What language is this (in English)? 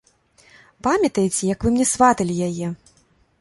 Belarusian